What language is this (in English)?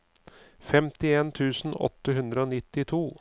Norwegian